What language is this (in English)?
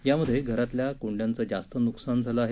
Marathi